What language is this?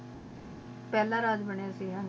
Punjabi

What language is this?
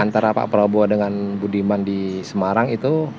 Indonesian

